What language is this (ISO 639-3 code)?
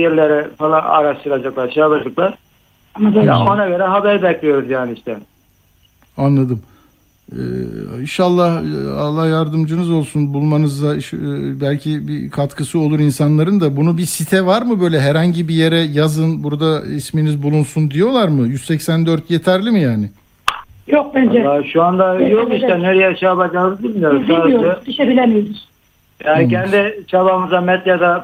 tur